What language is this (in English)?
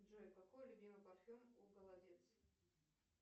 Russian